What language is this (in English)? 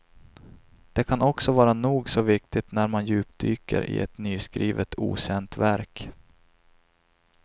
Swedish